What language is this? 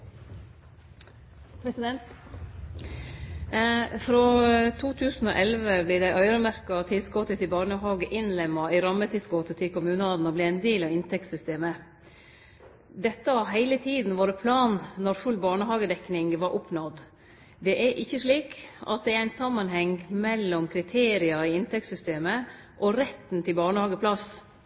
Norwegian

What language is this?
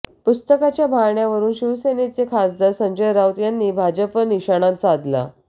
Marathi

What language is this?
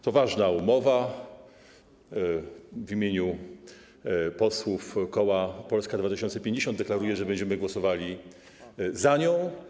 Polish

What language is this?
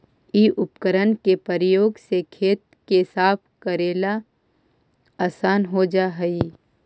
Magahi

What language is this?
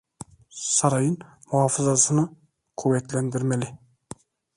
Turkish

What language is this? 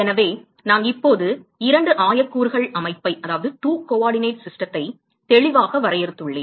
Tamil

